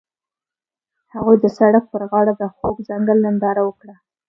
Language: Pashto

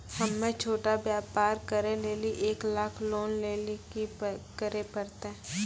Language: Maithili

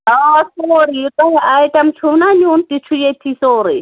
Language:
Kashmiri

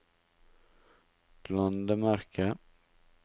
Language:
Norwegian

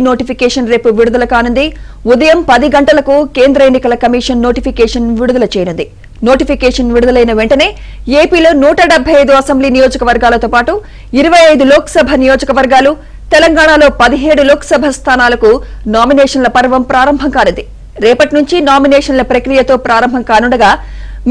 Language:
Telugu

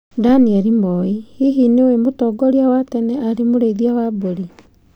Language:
Kikuyu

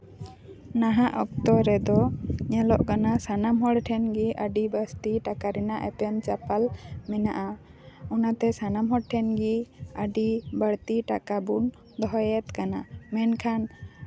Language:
Santali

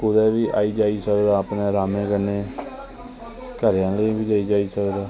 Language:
Dogri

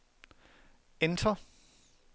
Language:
Danish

